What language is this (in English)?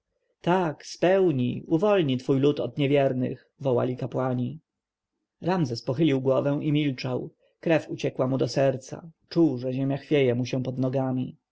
Polish